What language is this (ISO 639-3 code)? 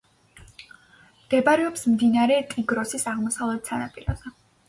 kat